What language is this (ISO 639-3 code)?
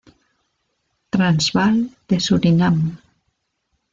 spa